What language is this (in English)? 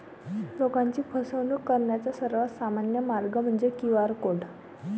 Marathi